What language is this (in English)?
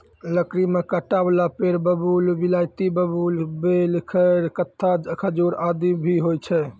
Maithili